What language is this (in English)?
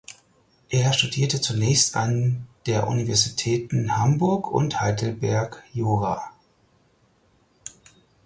German